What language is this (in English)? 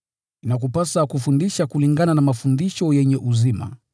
Swahili